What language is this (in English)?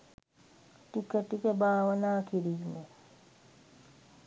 Sinhala